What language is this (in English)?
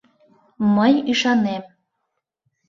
Mari